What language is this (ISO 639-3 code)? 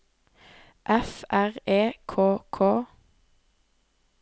nor